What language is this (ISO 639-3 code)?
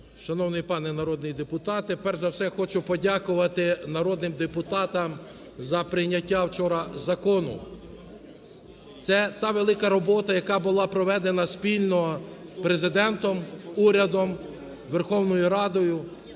ukr